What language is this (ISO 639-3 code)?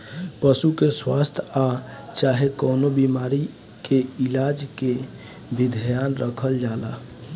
bho